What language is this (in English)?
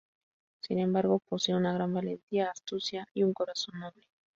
Spanish